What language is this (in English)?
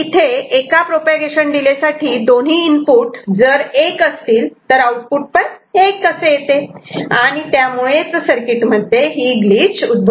Marathi